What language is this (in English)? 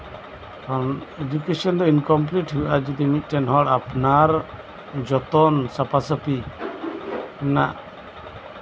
Santali